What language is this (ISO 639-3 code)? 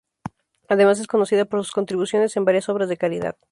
spa